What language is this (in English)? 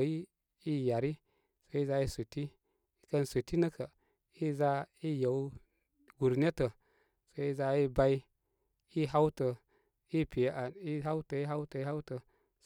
Koma